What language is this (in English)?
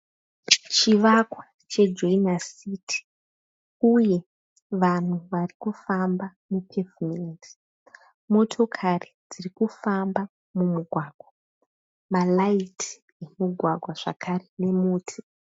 Shona